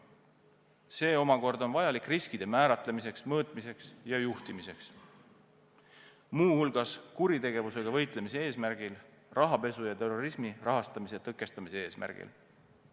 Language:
Estonian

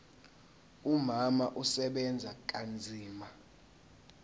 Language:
Zulu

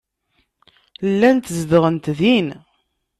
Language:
Kabyle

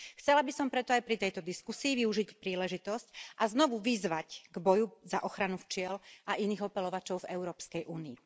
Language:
Slovak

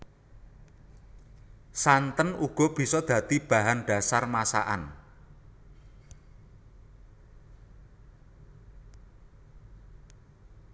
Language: Javanese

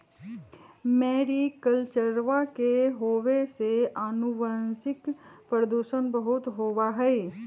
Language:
Magahi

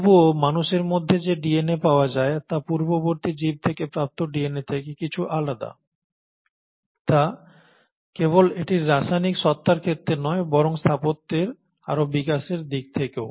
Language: Bangla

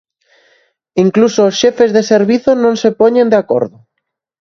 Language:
Galician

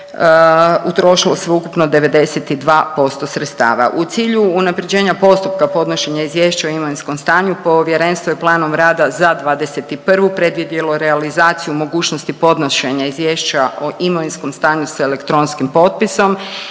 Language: Croatian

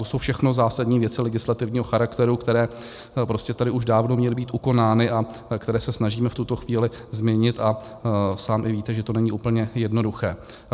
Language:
Czech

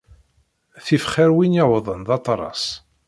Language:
Kabyle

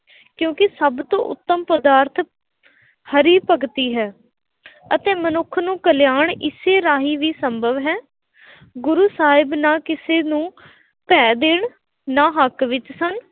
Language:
Punjabi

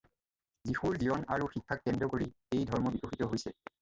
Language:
Assamese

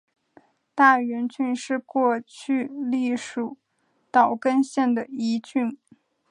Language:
Chinese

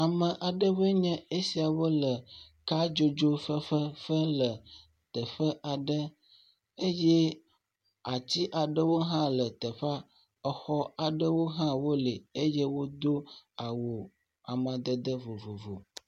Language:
Ewe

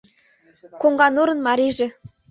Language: Mari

